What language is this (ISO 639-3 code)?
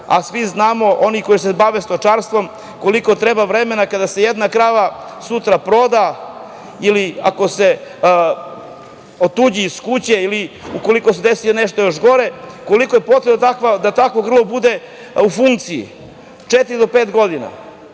srp